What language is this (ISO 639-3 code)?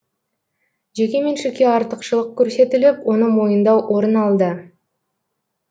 kaz